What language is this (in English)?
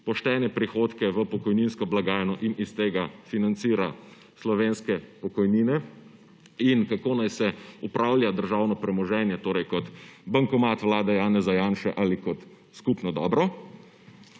Slovenian